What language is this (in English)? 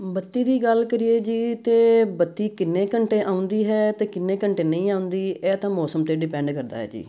Punjabi